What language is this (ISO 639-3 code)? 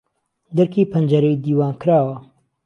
ckb